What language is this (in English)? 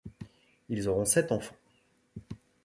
French